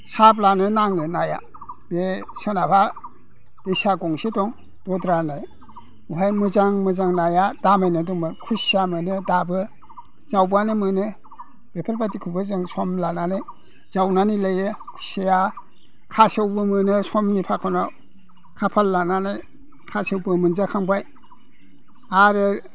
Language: Bodo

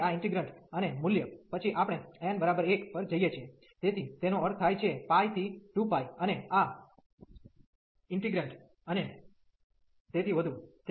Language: Gujarati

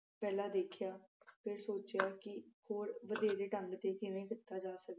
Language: Punjabi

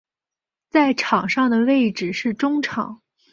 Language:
Chinese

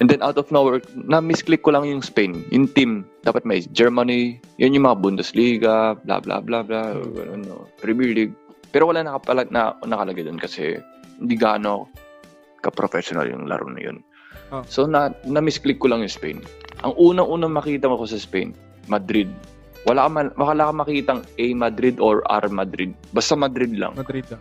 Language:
Filipino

